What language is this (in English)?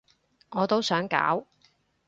Cantonese